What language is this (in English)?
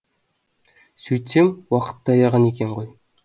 Kazakh